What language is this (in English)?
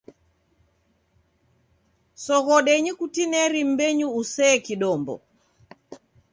Taita